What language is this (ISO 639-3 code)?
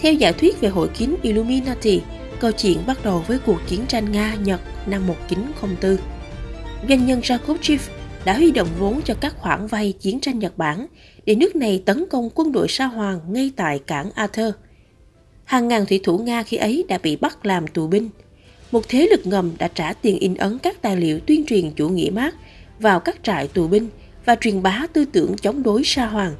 vie